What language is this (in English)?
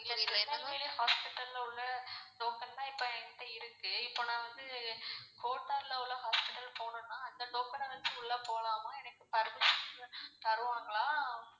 Tamil